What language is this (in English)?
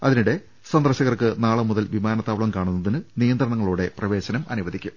Malayalam